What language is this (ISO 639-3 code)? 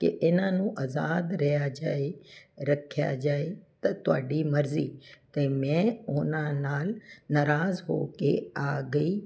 pan